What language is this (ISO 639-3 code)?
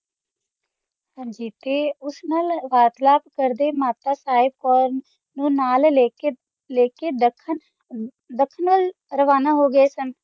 pan